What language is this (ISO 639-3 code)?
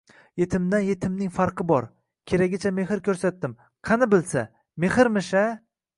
uzb